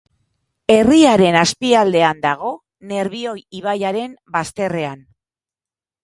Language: Basque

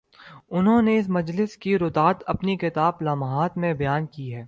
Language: Urdu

